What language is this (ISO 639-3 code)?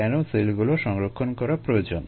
ben